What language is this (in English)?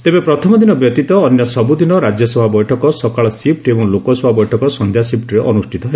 Odia